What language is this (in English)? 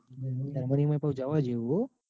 Gujarati